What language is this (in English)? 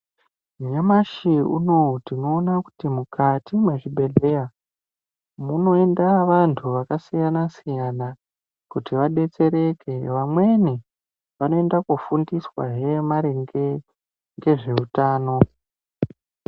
Ndau